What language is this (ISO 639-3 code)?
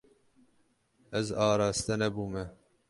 kur